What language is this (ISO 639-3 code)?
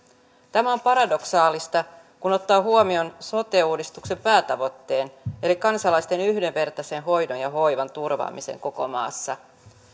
fin